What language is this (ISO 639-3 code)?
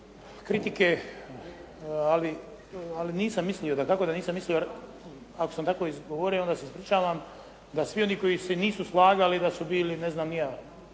hrv